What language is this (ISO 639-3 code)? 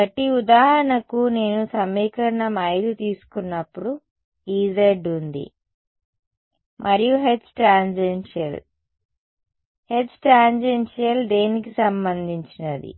tel